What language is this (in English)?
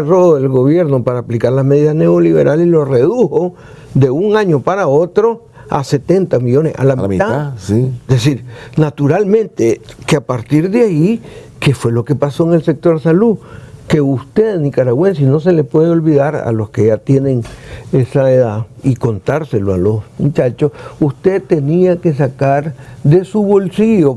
Spanish